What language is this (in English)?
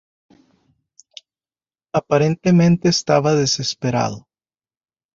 Spanish